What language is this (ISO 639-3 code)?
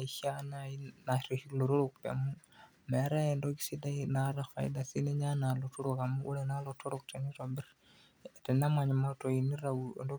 mas